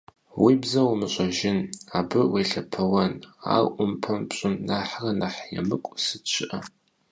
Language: Kabardian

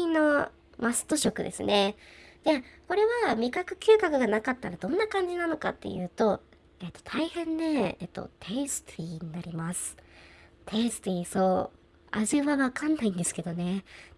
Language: Japanese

